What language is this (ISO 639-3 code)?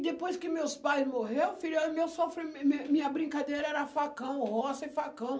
por